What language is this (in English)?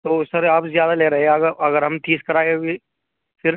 Urdu